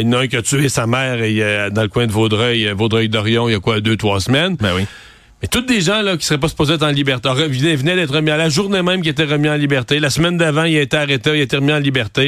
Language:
French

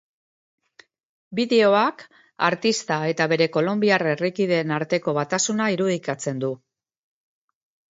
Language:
Basque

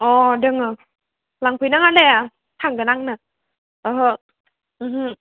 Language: Bodo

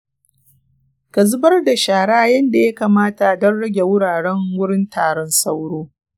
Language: Hausa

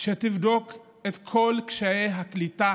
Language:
Hebrew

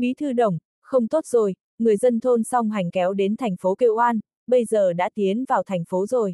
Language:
Vietnamese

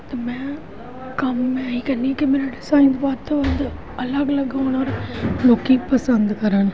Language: Punjabi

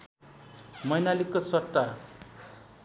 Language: Nepali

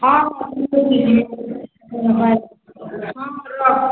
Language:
Odia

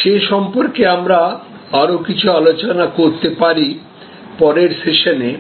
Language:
Bangla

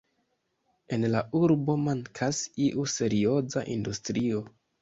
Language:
Esperanto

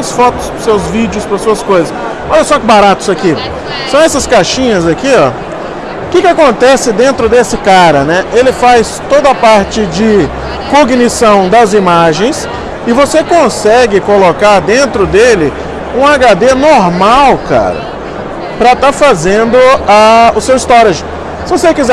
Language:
Portuguese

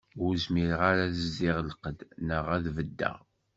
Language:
Kabyle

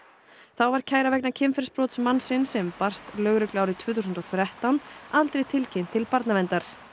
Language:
Icelandic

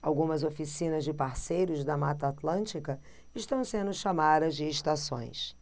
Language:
Portuguese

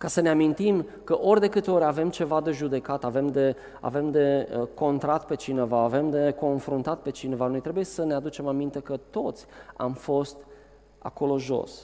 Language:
Romanian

